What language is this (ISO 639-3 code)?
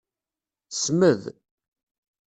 kab